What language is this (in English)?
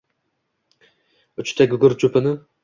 Uzbek